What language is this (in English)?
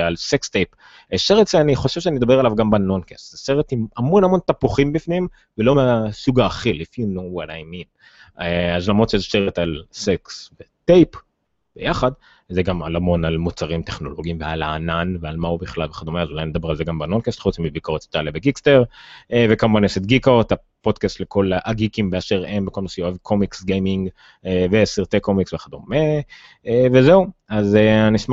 Hebrew